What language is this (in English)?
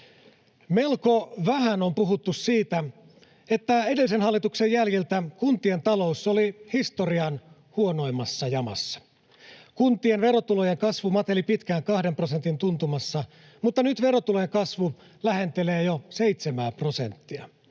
Finnish